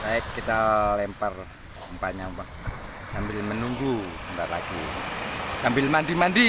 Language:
Indonesian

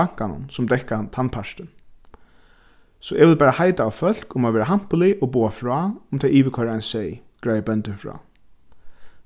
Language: Faroese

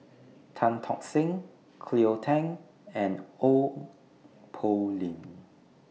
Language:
English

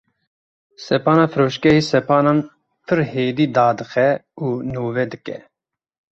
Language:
Kurdish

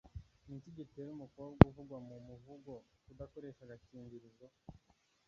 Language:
Kinyarwanda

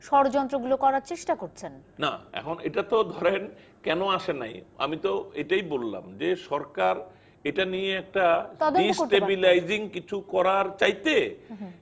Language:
Bangla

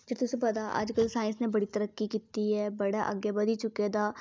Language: Dogri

